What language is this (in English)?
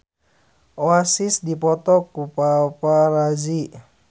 Sundanese